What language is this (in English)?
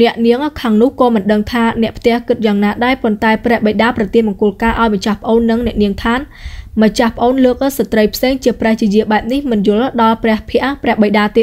Vietnamese